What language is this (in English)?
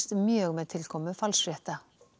Icelandic